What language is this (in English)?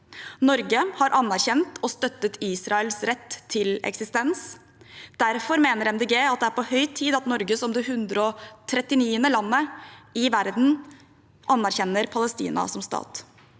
Norwegian